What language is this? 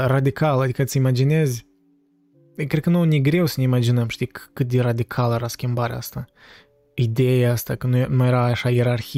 Romanian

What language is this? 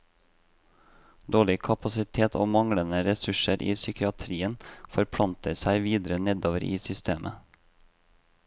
Norwegian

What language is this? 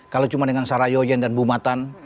Indonesian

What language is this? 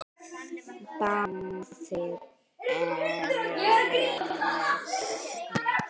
Icelandic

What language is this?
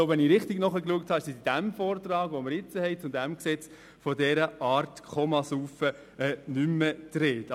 Swiss German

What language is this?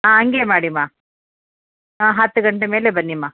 Kannada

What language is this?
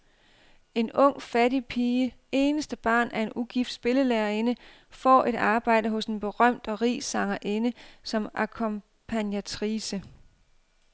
Danish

